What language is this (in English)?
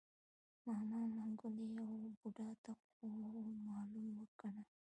Pashto